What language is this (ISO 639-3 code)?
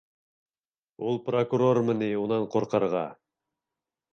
bak